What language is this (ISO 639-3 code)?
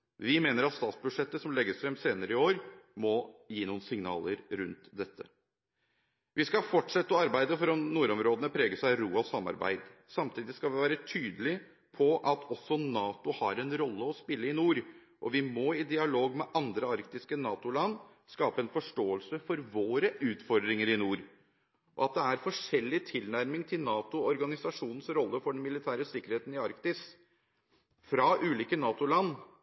nob